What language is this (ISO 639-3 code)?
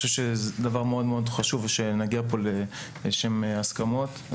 heb